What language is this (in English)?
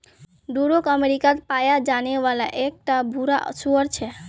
Magahi